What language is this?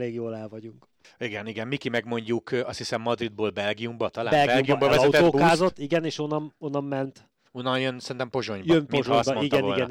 Hungarian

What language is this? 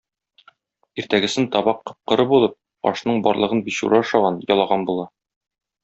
Tatar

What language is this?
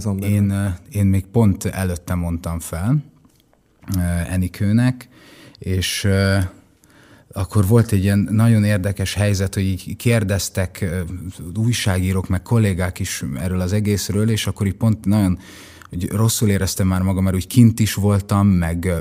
Hungarian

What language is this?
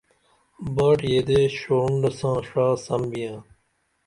Dameli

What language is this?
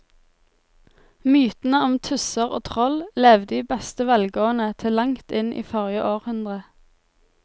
Norwegian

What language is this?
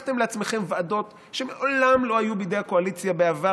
Hebrew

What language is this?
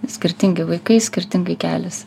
Lithuanian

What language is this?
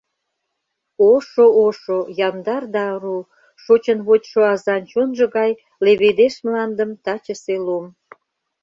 Mari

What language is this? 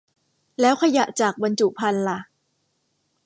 Thai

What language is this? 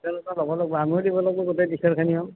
Assamese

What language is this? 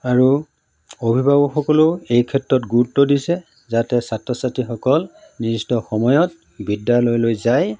Assamese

